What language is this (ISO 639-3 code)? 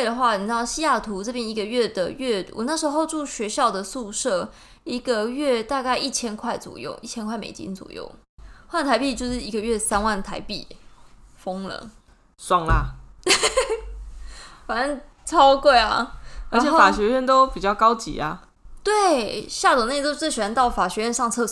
zho